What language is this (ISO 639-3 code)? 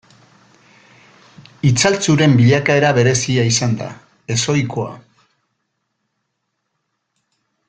eus